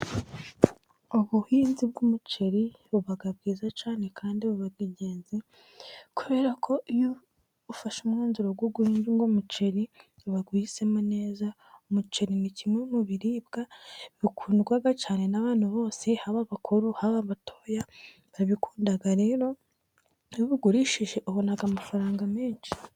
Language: Kinyarwanda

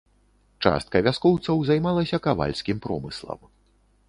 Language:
Belarusian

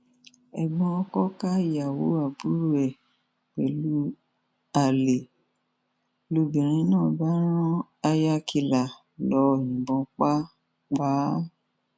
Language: Yoruba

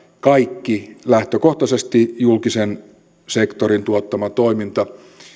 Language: Finnish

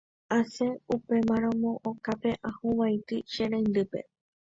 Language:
Guarani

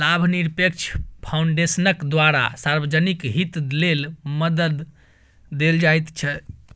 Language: Maithili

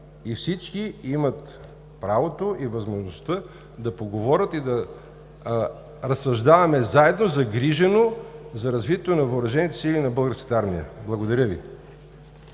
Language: Bulgarian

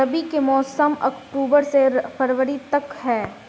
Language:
Bhojpuri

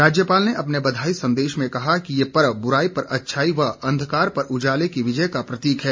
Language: Hindi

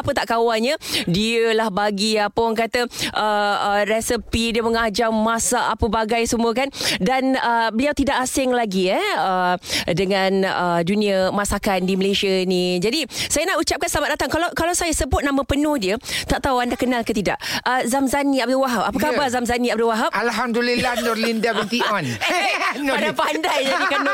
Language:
Malay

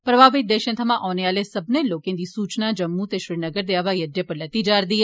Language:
Dogri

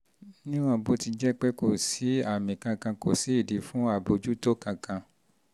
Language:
Yoruba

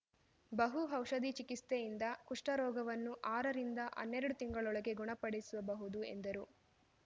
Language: Kannada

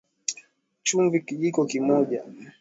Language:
Swahili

